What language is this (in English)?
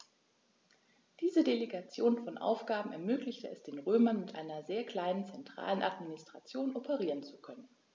German